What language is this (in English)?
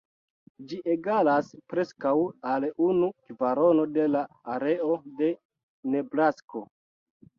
Esperanto